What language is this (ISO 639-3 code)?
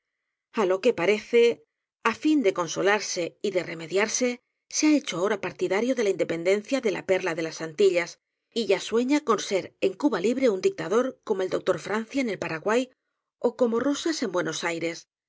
spa